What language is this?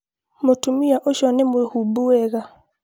Kikuyu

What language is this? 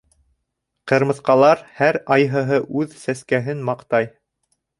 Bashkir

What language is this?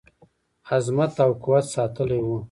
Pashto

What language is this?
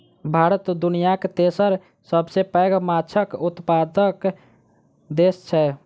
Maithili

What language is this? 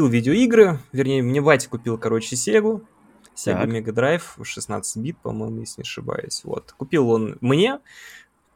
Russian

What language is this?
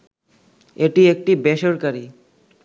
Bangla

